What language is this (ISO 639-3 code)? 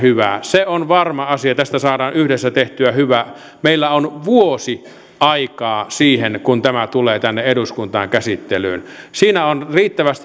fin